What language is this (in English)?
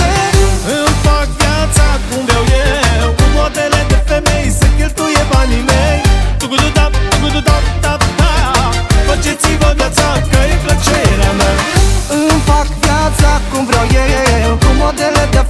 Romanian